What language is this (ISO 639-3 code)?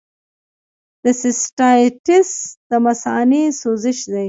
pus